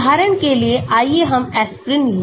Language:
Hindi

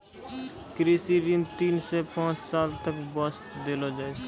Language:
Maithili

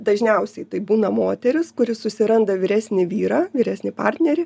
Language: Lithuanian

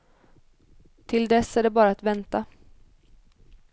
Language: Swedish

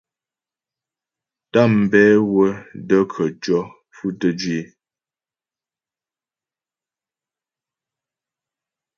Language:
Ghomala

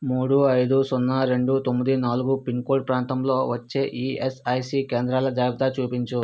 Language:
Telugu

